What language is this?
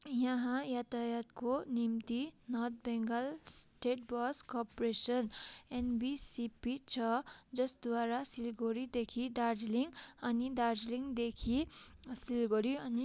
Nepali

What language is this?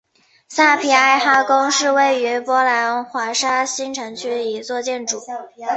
Chinese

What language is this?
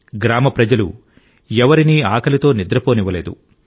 Telugu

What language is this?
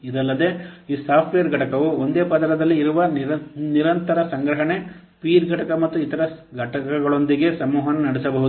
Kannada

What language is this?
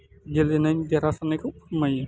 Bodo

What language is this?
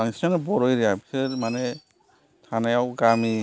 Bodo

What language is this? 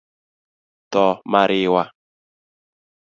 Luo (Kenya and Tanzania)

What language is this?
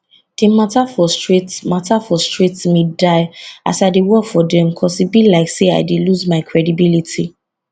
Nigerian Pidgin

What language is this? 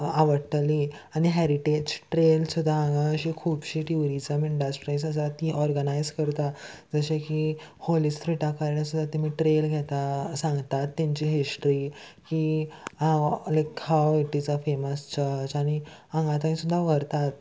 Konkani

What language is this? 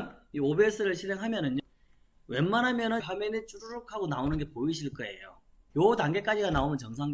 Korean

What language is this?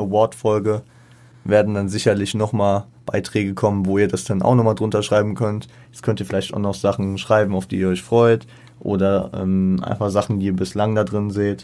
German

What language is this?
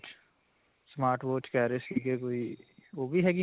Punjabi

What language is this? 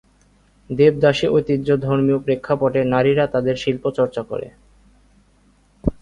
Bangla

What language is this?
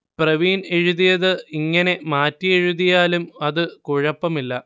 Malayalam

